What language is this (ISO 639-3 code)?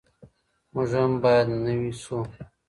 pus